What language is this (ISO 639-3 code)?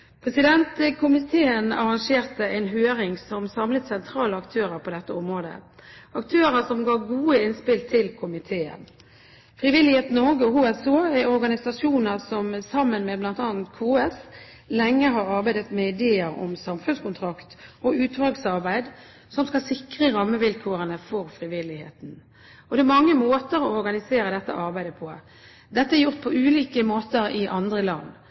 nob